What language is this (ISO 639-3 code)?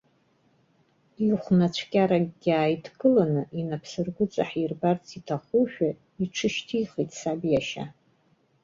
abk